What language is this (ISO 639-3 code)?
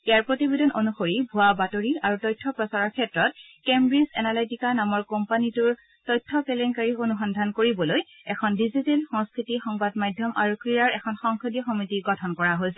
asm